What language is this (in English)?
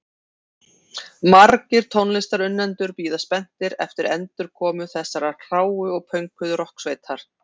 Icelandic